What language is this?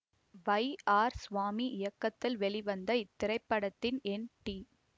Tamil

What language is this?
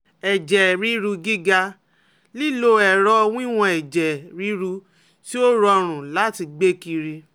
Yoruba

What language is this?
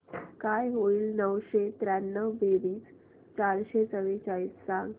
Marathi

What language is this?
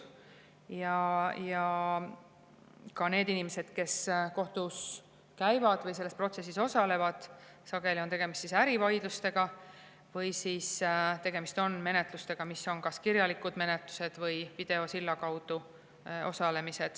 Estonian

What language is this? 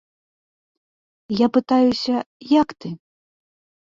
Belarusian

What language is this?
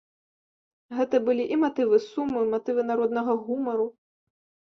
Belarusian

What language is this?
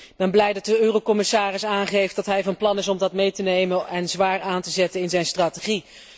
Dutch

